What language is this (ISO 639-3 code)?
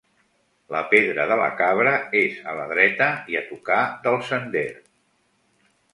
cat